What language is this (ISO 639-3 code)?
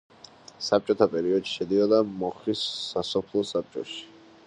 kat